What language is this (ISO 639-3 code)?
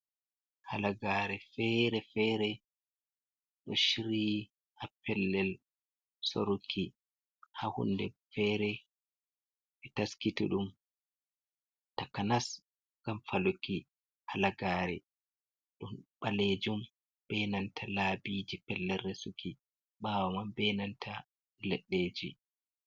ful